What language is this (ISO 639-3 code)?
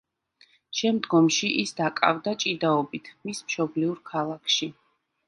kat